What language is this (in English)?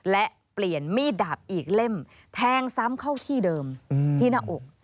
Thai